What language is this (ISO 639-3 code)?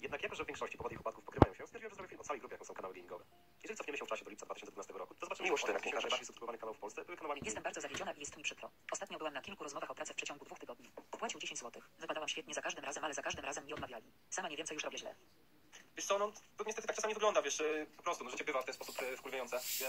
pol